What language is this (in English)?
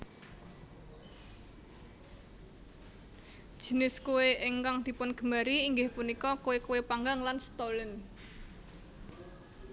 Javanese